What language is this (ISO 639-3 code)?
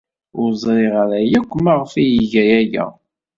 kab